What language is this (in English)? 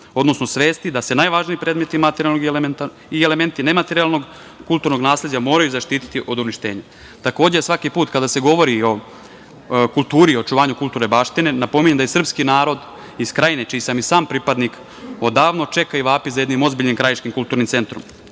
Serbian